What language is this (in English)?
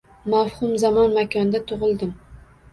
Uzbek